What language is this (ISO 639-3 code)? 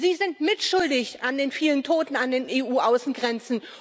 deu